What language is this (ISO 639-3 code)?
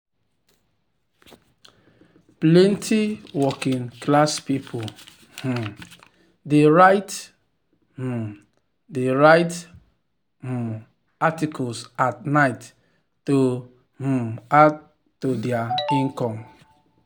pcm